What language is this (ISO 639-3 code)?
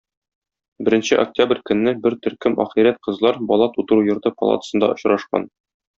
tat